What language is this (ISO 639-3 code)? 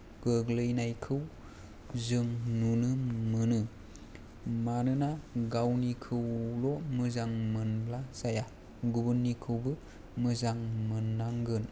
brx